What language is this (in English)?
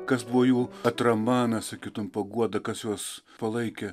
Lithuanian